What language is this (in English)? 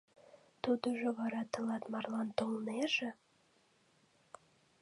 Mari